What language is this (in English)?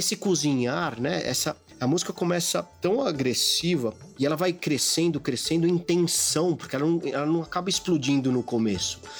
Portuguese